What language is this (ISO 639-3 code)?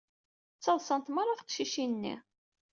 kab